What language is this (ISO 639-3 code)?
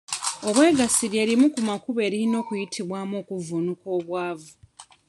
lug